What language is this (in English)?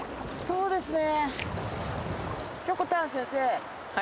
Japanese